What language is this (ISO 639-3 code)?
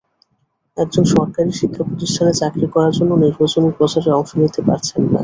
ben